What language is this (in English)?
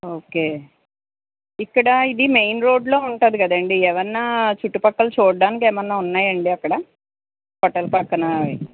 Telugu